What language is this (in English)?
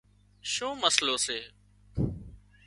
Wadiyara Koli